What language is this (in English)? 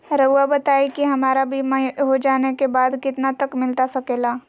Magahi